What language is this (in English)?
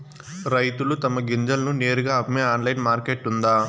Telugu